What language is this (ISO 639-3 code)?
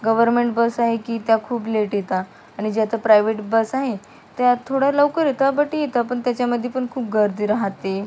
mar